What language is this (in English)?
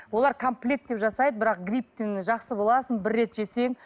Kazakh